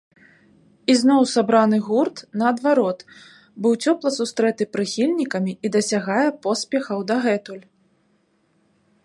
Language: Belarusian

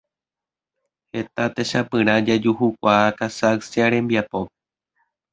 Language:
Guarani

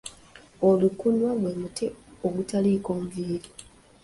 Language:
Ganda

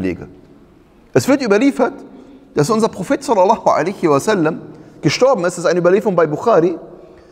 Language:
German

